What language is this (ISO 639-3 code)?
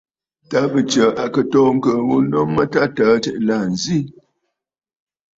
bfd